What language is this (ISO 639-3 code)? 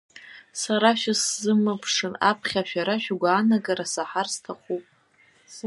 abk